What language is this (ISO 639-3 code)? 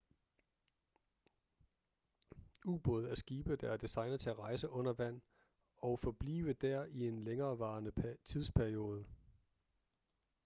dan